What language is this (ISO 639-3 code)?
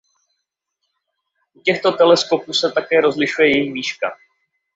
ces